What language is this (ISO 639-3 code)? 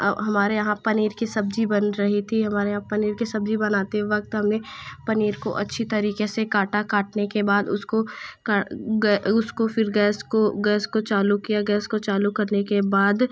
hin